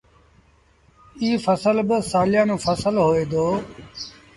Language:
Sindhi Bhil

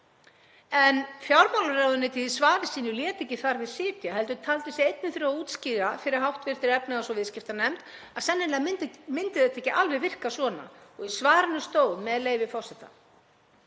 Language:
Icelandic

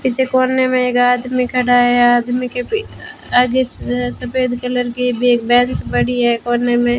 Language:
Hindi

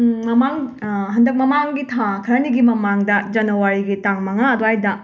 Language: Manipuri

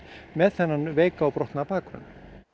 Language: Icelandic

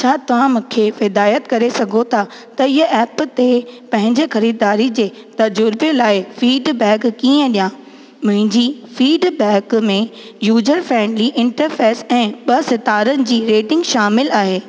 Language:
Sindhi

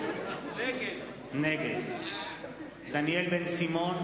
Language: Hebrew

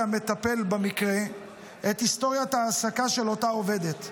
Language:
Hebrew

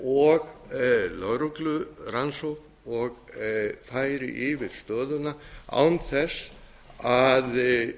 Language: Icelandic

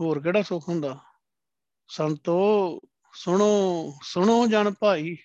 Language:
Punjabi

